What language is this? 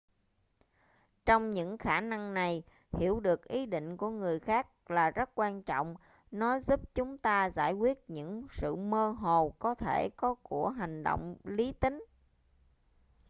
Vietnamese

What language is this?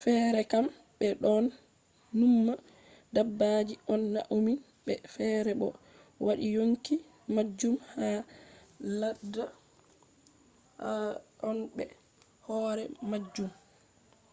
Fula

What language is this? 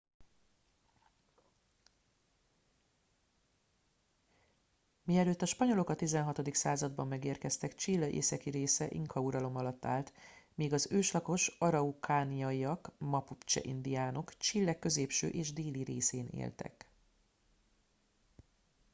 Hungarian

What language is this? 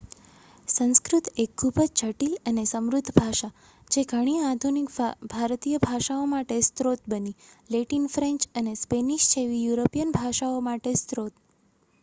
Gujarati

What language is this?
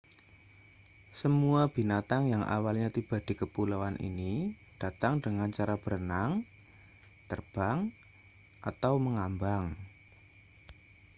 Indonesian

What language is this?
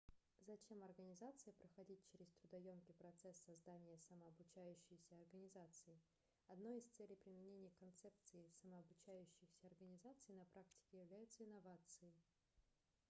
Russian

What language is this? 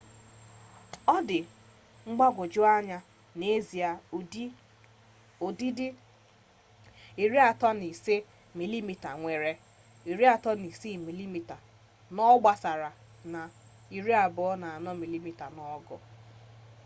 Igbo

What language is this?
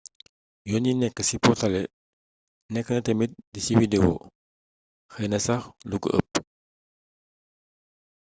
Wolof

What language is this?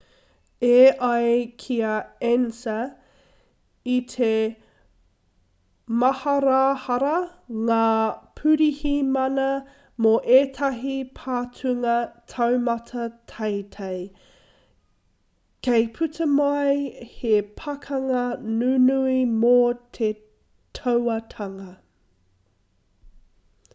Māori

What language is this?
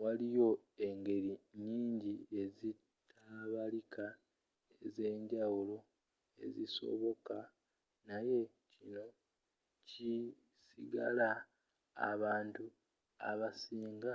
Ganda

